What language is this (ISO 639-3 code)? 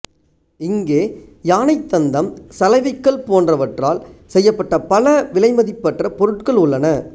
tam